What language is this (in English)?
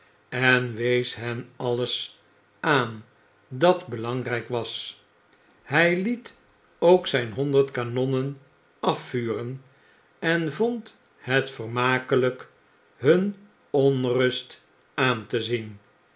Dutch